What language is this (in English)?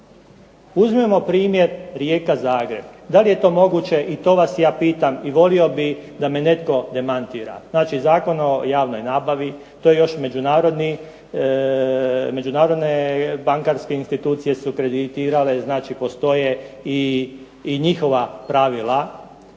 Croatian